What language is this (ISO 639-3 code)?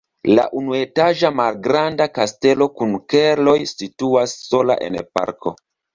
epo